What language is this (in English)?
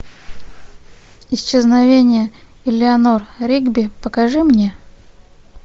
Russian